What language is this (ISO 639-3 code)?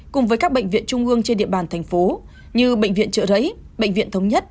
vie